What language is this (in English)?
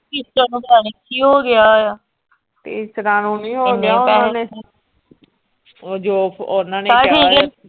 Punjabi